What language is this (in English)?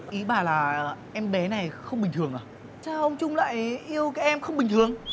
Vietnamese